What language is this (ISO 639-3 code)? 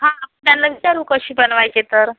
mar